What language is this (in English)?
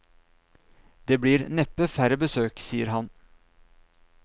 Norwegian